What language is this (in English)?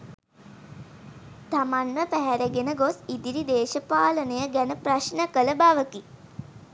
Sinhala